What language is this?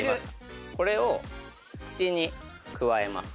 Japanese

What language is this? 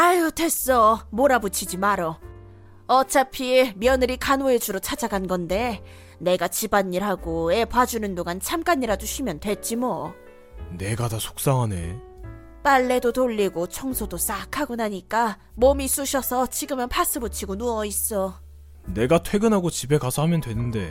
Korean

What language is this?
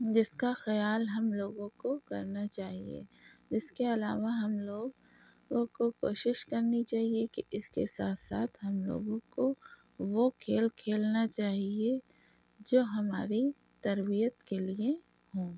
Urdu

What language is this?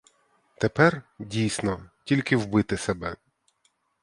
Ukrainian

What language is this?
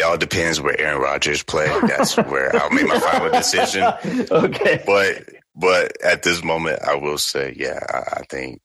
English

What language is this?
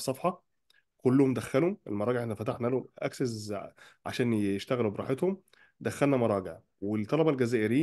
Arabic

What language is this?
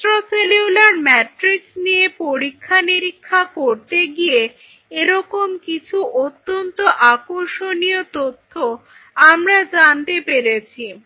Bangla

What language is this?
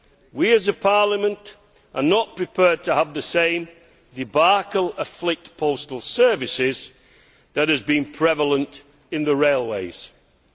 English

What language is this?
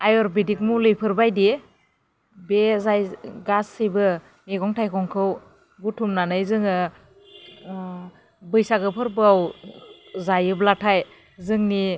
Bodo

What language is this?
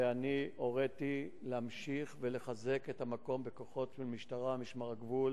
Hebrew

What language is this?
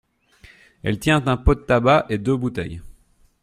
French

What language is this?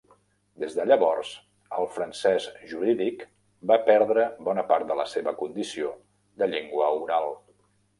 Catalan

